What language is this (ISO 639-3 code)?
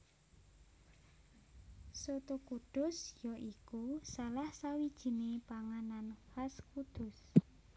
jav